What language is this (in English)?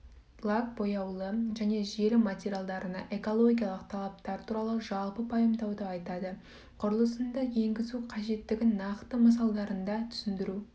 Kazakh